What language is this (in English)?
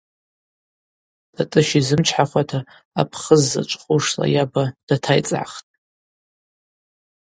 Abaza